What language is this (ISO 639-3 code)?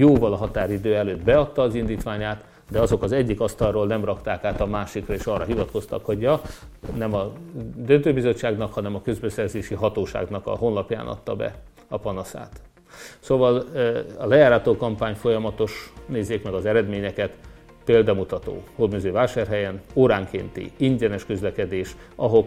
hun